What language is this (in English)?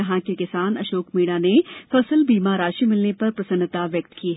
Hindi